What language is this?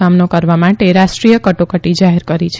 Gujarati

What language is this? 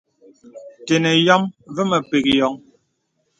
Bebele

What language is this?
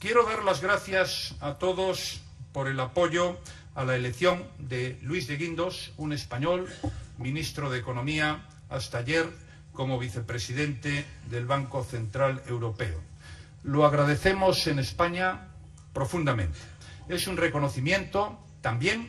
Spanish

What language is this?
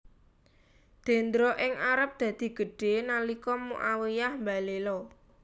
Javanese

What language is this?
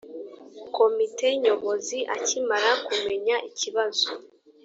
Kinyarwanda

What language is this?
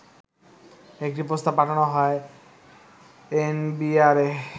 Bangla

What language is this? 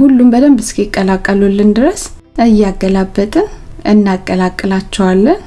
Amharic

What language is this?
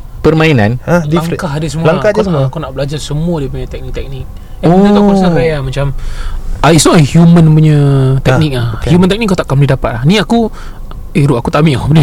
Malay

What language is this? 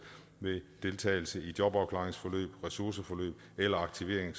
Danish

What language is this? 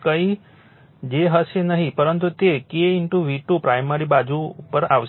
Gujarati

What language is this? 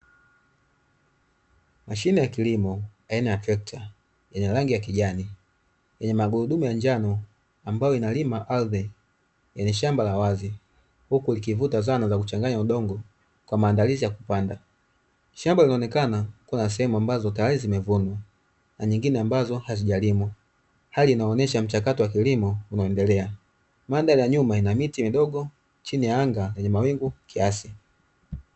Swahili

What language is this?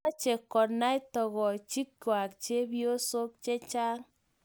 Kalenjin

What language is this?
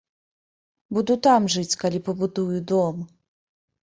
Belarusian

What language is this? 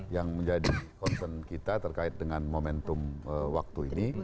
Indonesian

